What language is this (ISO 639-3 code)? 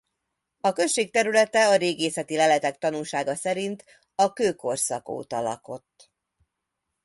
hun